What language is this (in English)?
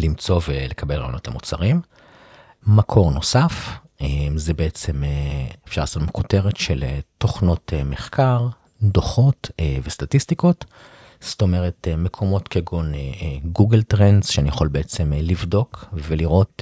Hebrew